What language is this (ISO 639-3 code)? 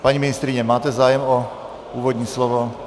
ces